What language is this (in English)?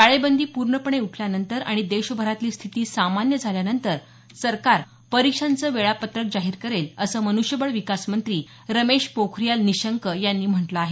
Marathi